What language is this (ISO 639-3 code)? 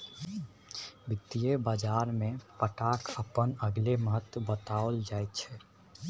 mai